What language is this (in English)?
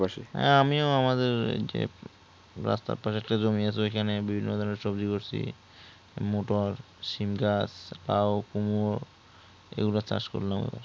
Bangla